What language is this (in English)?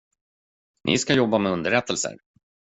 Swedish